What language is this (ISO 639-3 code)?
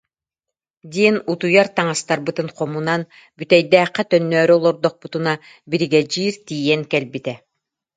sah